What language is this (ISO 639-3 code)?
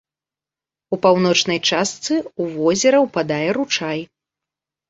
bel